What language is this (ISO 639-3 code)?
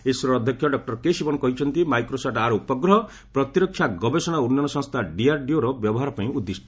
ori